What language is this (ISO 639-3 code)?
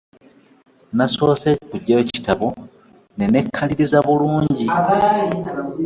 lug